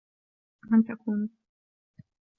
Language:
Arabic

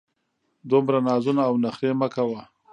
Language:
Pashto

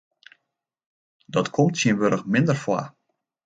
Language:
Western Frisian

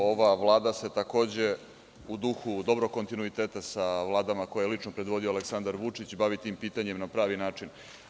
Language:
Serbian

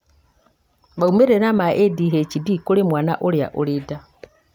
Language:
Kikuyu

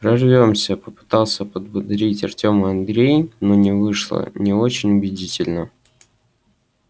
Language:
Russian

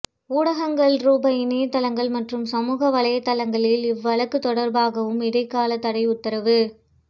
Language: Tamil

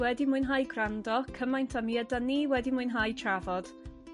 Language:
Welsh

